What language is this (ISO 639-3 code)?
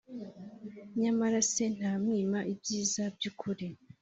kin